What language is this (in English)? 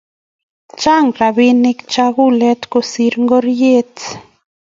Kalenjin